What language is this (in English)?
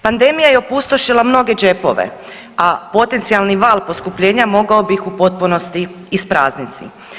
Croatian